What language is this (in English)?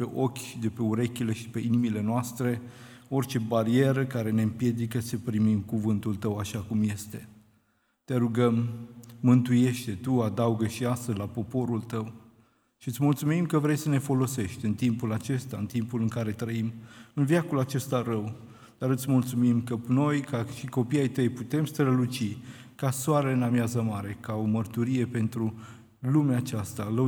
Romanian